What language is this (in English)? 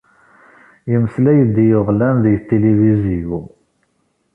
Kabyle